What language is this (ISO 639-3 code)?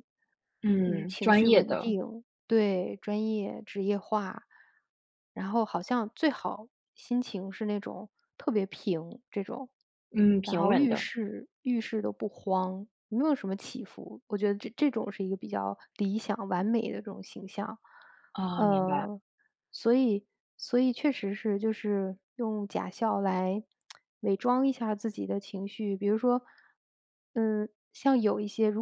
zho